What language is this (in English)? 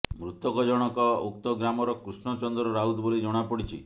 Odia